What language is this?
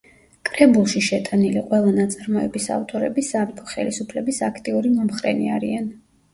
Georgian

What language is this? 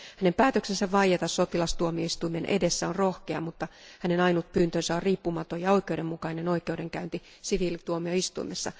Finnish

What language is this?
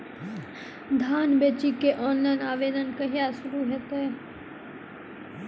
Maithili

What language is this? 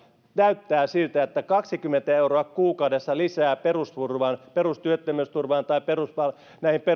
Finnish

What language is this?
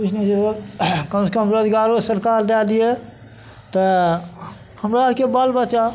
Maithili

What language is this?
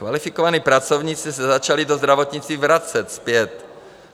Czech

